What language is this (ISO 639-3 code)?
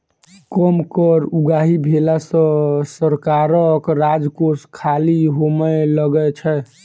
mai